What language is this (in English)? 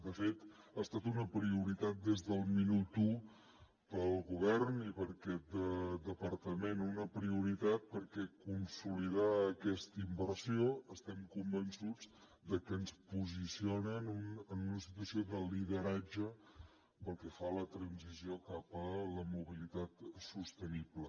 Catalan